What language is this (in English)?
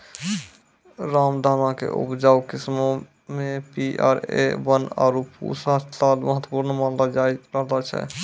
Maithili